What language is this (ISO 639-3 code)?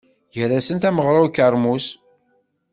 kab